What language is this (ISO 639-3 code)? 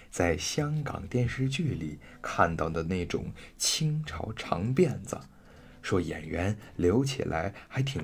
zho